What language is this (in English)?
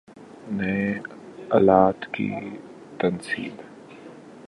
Urdu